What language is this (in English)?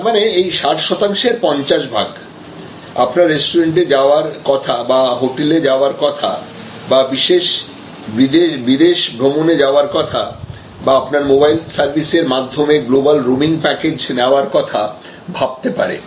Bangla